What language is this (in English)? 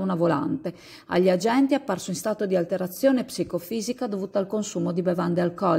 Italian